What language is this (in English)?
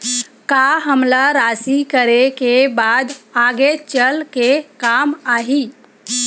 Chhattisgarhi